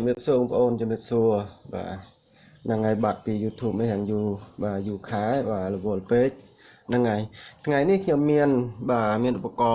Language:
Vietnamese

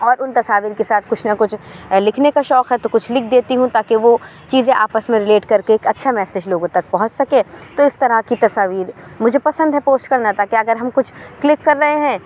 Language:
Urdu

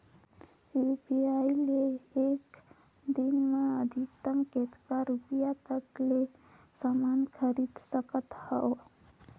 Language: Chhattisgarhi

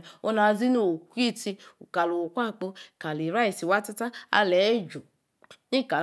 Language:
Yace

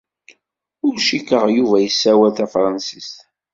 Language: Kabyle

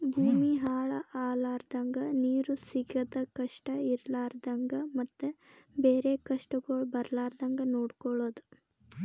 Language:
Kannada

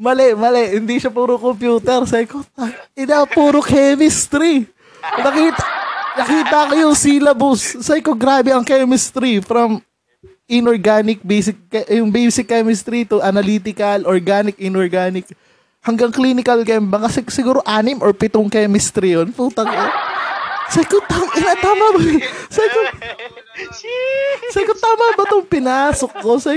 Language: Filipino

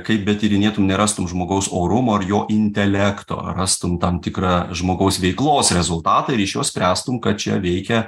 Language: Lithuanian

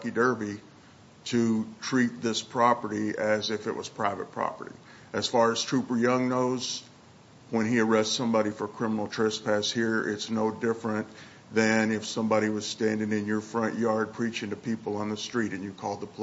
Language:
English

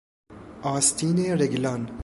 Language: Persian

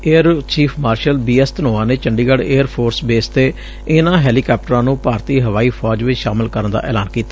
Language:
Punjabi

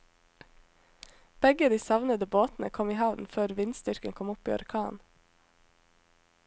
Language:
Norwegian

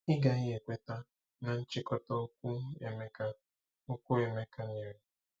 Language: Igbo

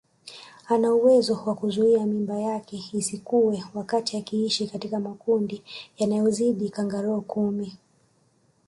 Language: Swahili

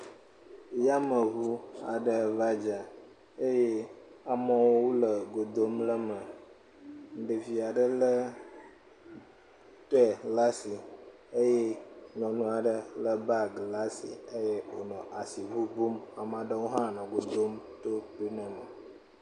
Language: Ewe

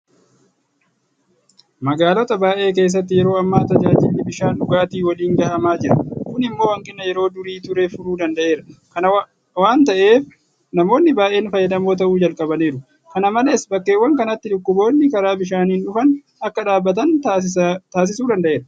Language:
Oromo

